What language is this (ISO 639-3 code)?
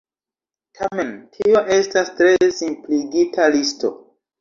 epo